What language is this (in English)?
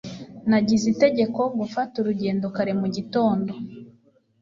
Kinyarwanda